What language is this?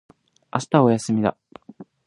Japanese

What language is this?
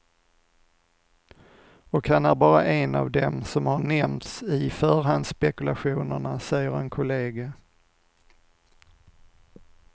Swedish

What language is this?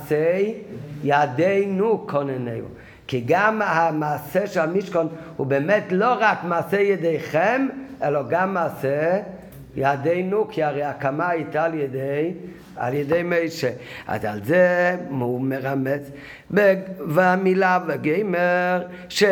Hebrew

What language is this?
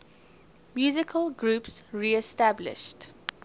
English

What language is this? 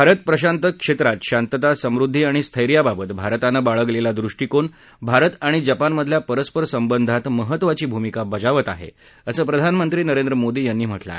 Marathi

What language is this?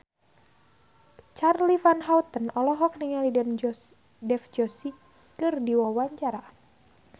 Sundanese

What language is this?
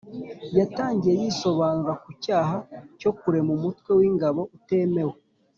Kinyarwanda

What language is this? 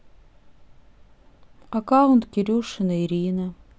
Russian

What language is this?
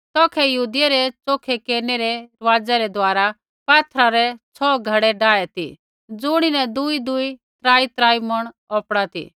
Kullu Pahari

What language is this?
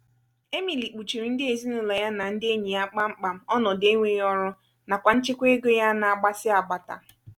Igbo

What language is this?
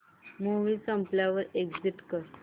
Marathi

